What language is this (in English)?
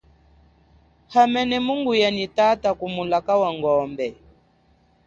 Chokwe